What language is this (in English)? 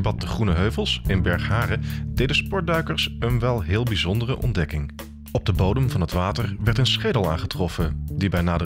Dutch